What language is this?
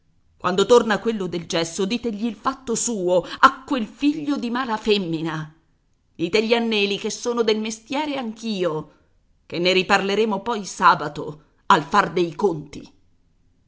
Italian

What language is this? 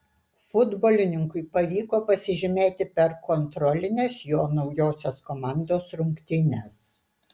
Lithuanian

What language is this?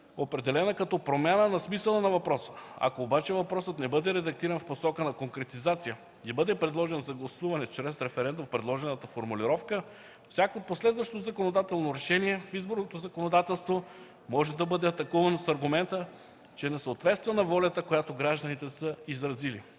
Bulgarian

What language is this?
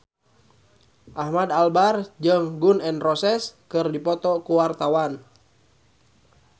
Sundanese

